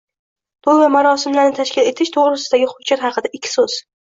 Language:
Uzbek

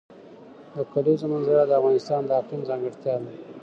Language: Pashto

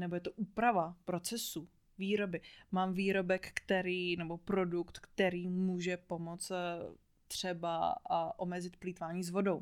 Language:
Czech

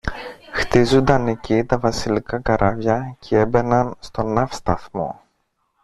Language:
Greek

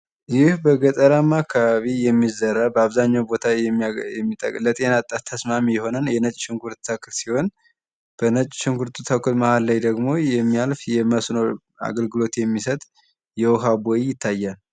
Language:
Amharic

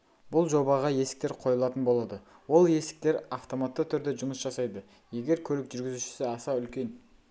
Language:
Kazakh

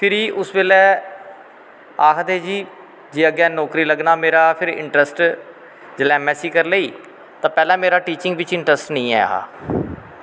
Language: Dogri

